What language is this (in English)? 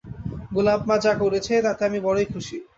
Bangla